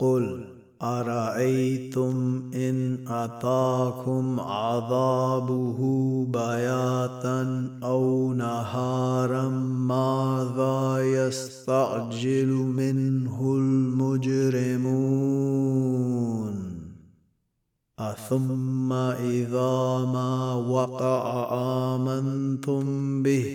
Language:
Arabic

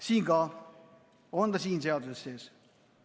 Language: Estonian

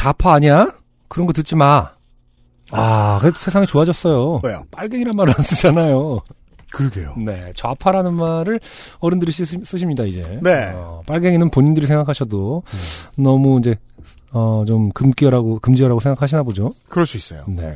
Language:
Korean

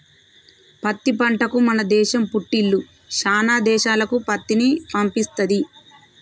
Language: Telugu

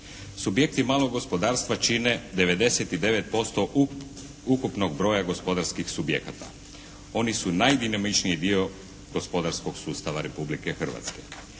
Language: Croatian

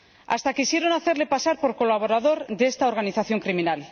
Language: Spanish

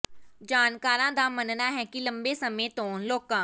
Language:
Punjabi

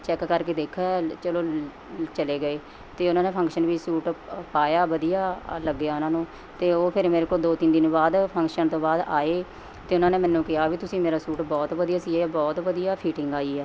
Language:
Punjabi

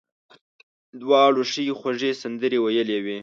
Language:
Pashto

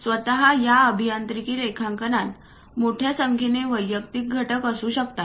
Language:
Marathi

